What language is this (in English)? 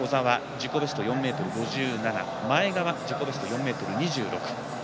Japanese